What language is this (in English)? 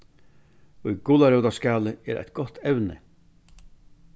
Faroese